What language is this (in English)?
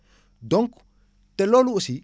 Wolof